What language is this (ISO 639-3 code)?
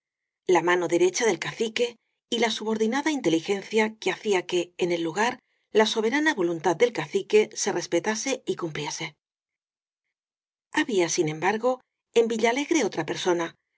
spa